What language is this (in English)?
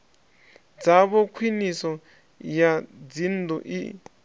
Venda